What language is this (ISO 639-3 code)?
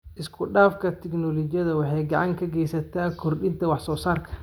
som